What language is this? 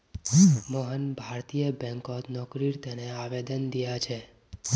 Magahi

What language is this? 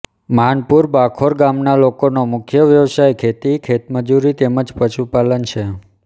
Gujarati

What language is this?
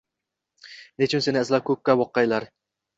Uzbek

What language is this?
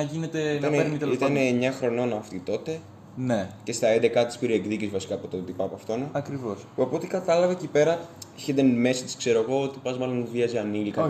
Greek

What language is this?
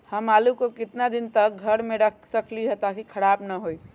Magahi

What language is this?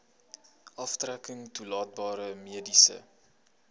Afrikaans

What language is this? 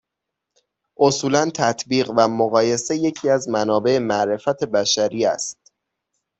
Persian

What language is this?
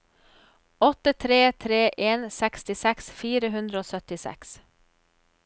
Norwegian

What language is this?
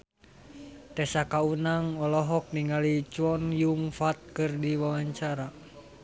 Sundanese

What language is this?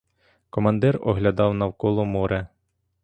Ukrainian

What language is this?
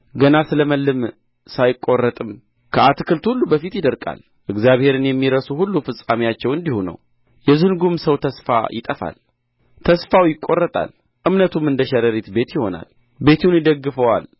Amharic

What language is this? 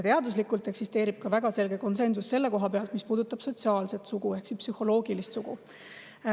Estonian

